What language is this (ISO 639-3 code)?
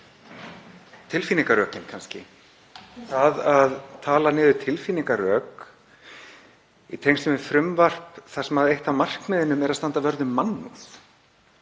isl